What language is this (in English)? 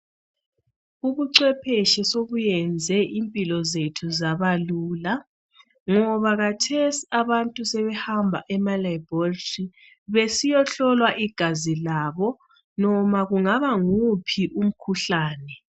North Ndebele